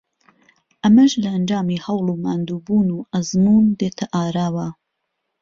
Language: Central Kurdish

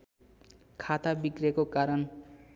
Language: Nepali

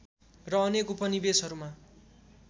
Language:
Nepali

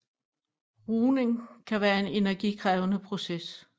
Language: Danish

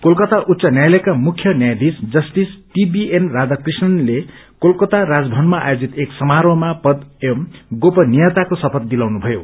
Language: Nepali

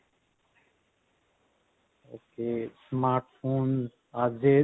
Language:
Punjabi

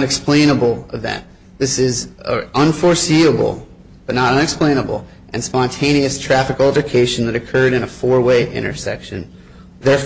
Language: English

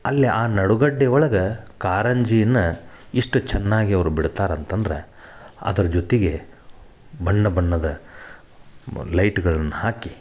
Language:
Kannada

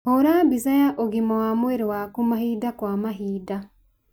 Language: Kikuyu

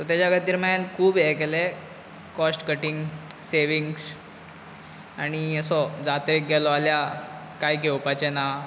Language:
Konkani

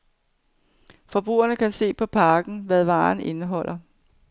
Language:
Danish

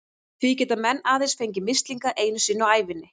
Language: Icelandic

